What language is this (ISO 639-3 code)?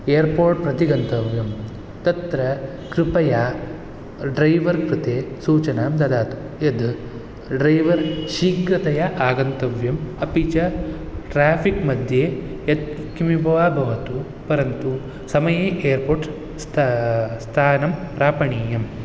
san